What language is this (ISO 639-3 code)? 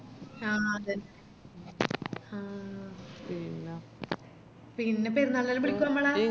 mal